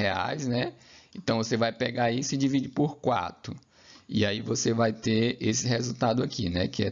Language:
Portuguese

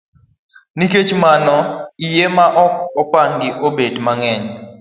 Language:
Luo (Kenya and Tanzania)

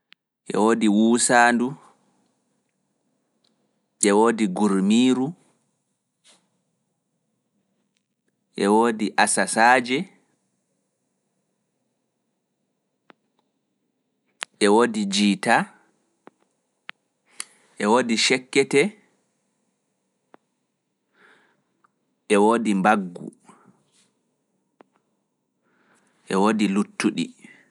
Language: Fula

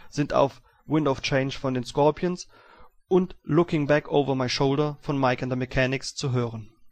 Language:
German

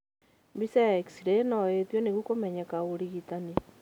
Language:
Kikuyu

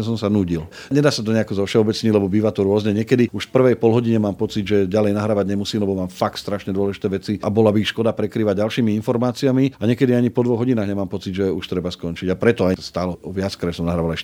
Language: Slovak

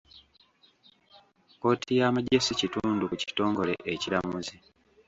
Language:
Ganda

